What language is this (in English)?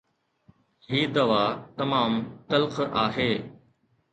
Sindhi